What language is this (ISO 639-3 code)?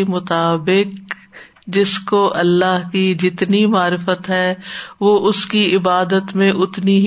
urd